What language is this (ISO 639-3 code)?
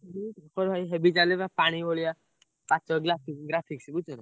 ori